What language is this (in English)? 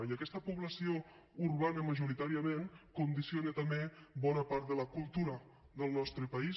Catalan